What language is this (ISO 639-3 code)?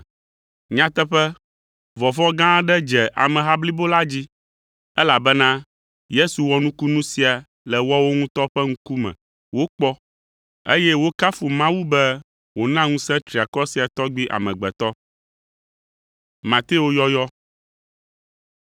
ewe